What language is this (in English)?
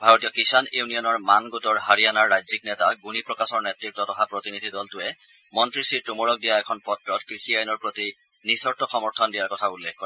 Assamese